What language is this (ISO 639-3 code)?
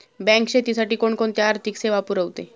mar